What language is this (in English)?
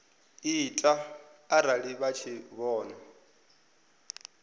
Venda